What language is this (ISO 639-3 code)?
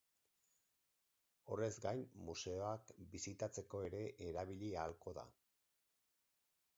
eus